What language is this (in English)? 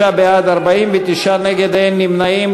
Hebrew